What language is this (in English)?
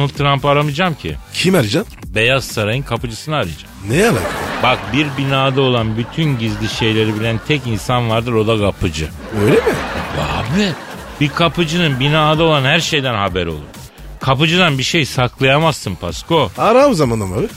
Turkish